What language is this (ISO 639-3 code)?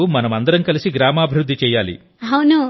tel